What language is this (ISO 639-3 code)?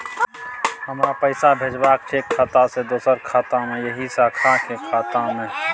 mai